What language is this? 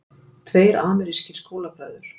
Icelandic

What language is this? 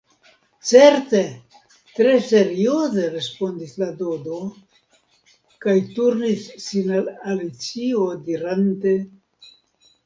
Esperanto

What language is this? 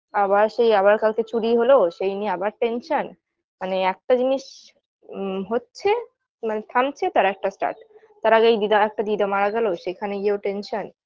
Bangla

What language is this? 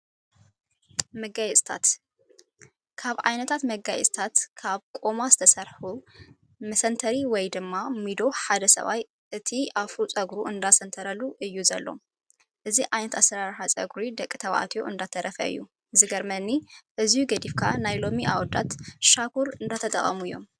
Tigrinya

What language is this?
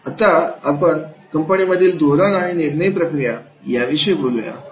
Marathi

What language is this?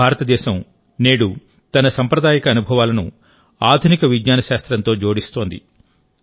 Telugu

